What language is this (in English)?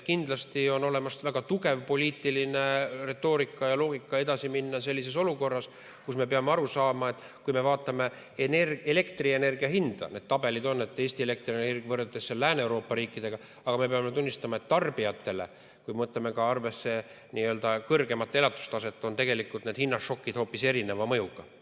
Estonian